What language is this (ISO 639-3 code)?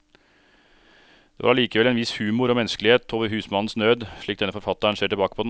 nor